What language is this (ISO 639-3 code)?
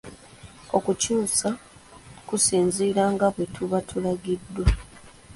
lug